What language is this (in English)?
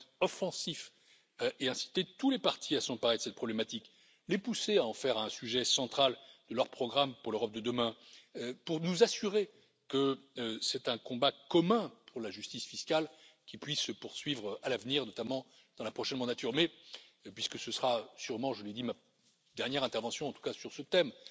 French